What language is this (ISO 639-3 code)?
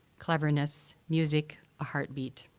eng